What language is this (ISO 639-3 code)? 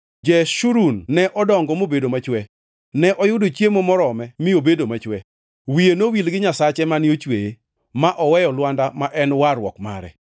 luo